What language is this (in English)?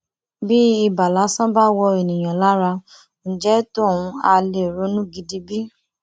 Yoruba